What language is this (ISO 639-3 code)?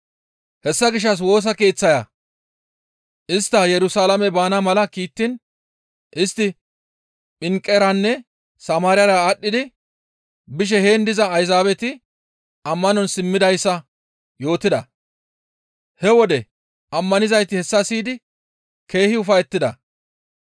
gmv